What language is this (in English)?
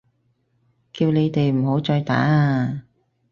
Cantonese